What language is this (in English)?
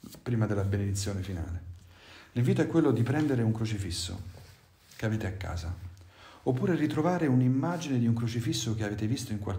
Italian